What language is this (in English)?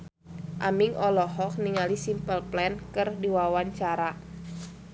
Sundanese